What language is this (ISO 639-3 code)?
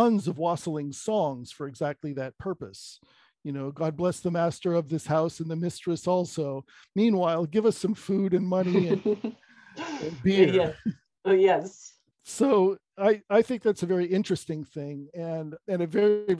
eng